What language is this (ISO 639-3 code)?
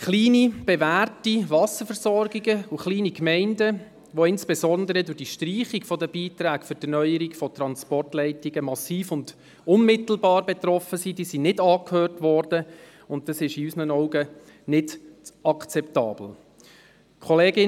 gsw